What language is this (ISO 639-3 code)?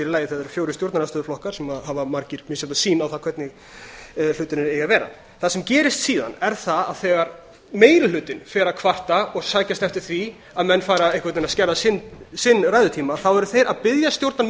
isl